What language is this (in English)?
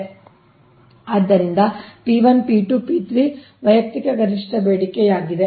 Kannada